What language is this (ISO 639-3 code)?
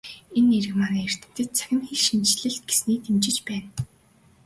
mon